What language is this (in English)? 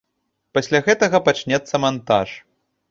Belarusian